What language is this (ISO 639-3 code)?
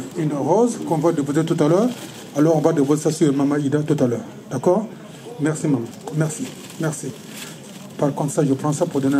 fra